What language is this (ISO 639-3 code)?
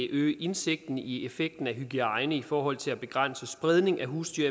dan